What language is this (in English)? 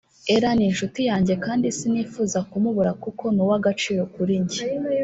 Kinyarwanda